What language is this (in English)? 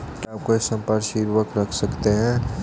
Hindi